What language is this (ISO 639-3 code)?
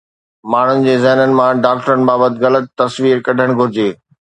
snd